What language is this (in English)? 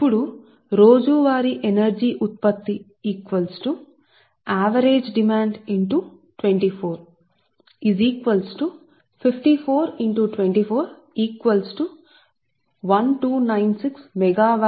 Telugu